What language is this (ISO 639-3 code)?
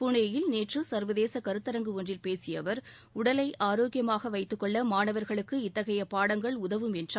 tam